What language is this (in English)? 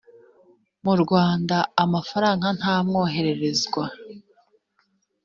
Kinyarwanda